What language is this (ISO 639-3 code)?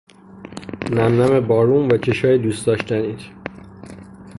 fas